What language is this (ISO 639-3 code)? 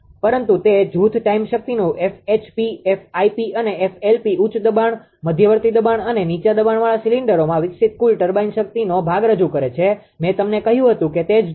guj